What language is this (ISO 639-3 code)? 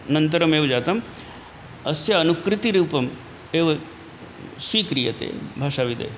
san